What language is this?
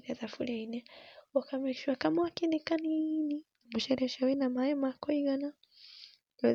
Kikuyu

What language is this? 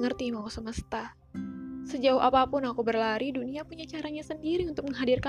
Indonesian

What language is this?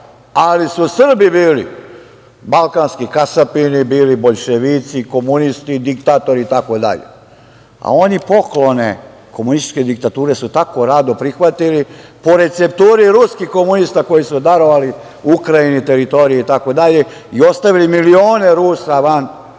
Serbian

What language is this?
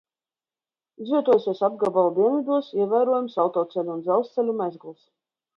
Latvian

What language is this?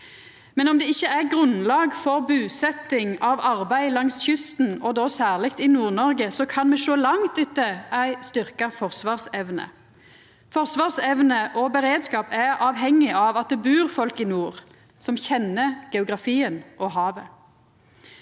Norwegian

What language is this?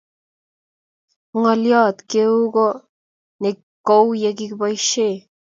Kalenjin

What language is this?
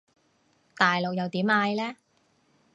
Cantonese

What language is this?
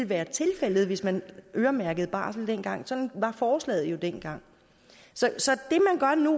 Danish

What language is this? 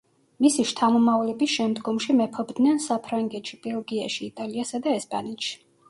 Georgian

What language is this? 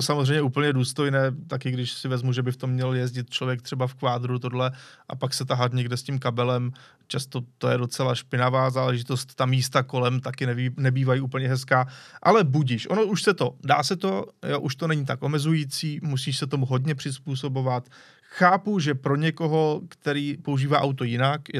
Czech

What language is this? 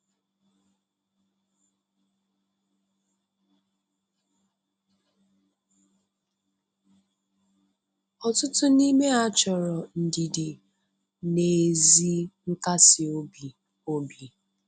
Igbo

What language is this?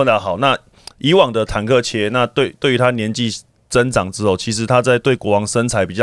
Chinese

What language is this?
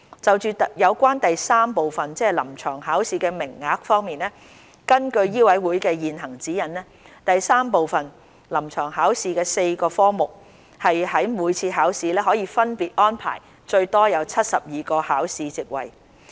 Cantonese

